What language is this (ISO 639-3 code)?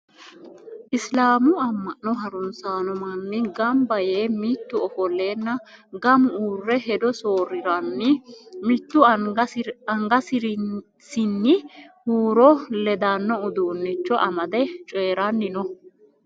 sid